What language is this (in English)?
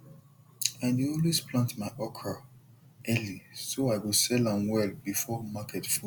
Nigerian Pidgin